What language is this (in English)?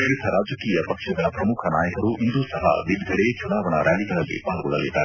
Kannada